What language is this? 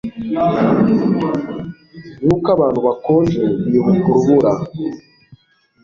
Kinyarwanda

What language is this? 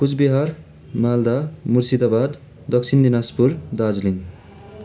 Nepali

